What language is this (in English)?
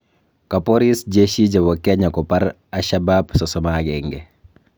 Kalenjin